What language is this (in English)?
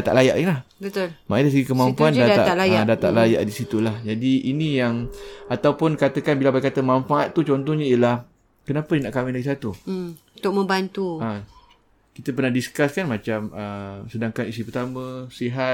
Malay